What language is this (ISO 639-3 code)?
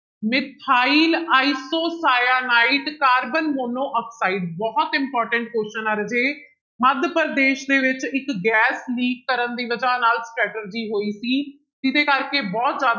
pan